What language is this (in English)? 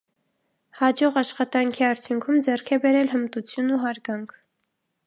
Armenian